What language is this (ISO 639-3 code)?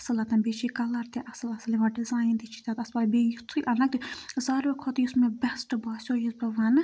kas